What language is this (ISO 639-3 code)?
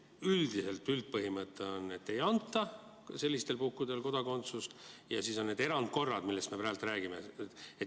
est